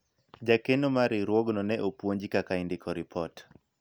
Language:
Luo (Kenya and Tanzania)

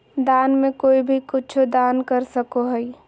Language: Magahi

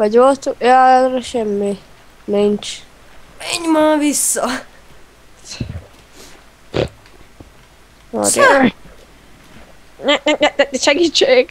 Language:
Hungarian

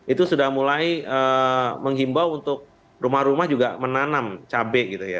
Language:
Indonesian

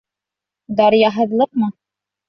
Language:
Bashkir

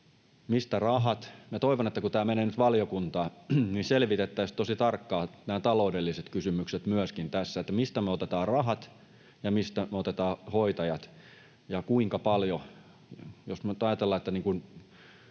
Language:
Finnish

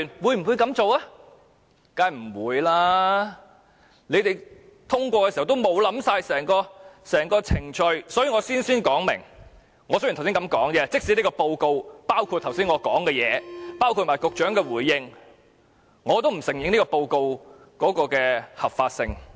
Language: Cantonese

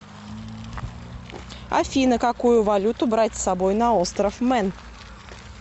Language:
Russian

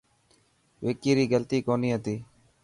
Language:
Dhatki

